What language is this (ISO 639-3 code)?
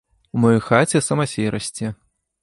bel